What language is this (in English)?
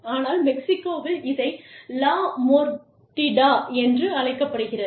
Tamil